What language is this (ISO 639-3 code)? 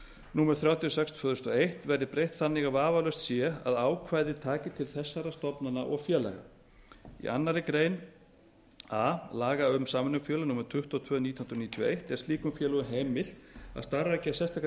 isl